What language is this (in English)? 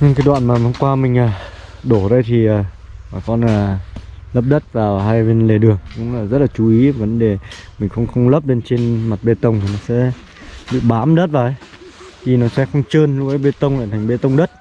Vietnamese